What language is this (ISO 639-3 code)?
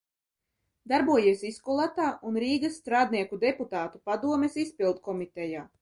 lav